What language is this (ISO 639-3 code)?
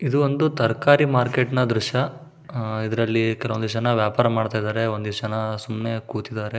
kan